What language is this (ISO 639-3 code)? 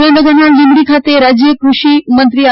guj